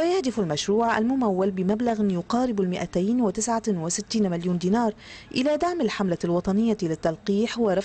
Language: Arabic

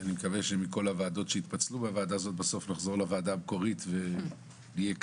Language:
Hebrew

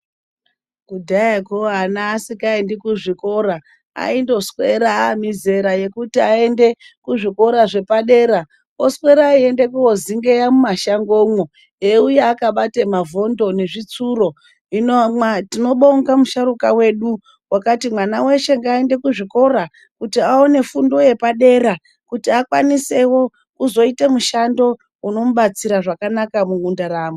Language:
Ndau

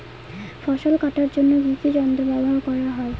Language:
Bangla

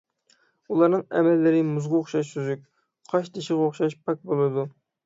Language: Uyghur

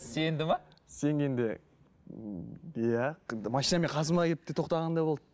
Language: Kazakh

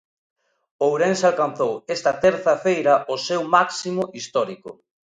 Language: Galician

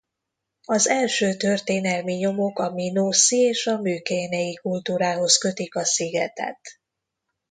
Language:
Hungarian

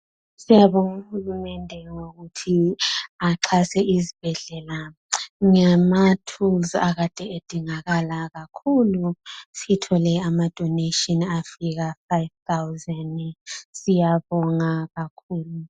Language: North Ndebele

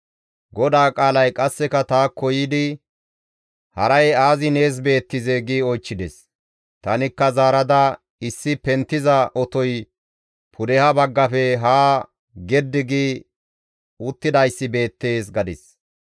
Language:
Gamo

